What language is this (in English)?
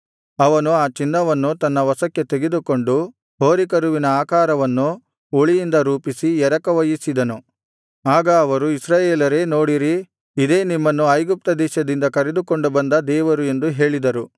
Kannada